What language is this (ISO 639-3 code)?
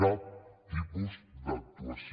cat